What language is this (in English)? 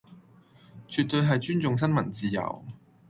Cantonese